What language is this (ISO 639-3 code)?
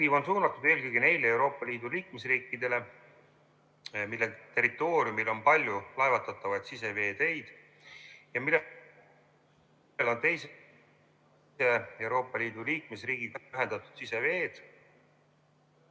est